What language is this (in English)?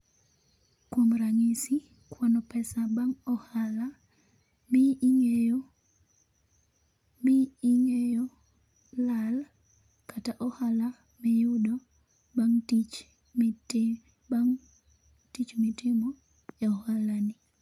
Luo (Kenya and Tanzania)